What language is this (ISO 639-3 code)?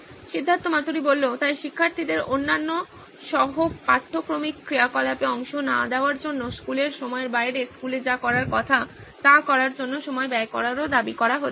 ben